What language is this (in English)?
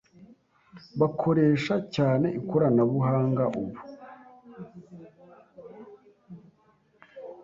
Kinyarwanda